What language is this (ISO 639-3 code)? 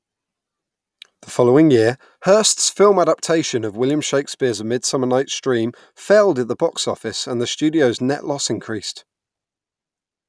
eng